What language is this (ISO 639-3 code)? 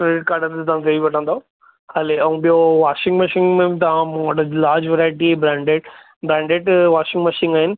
snd